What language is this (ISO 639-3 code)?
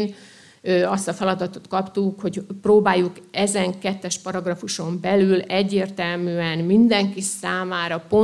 hun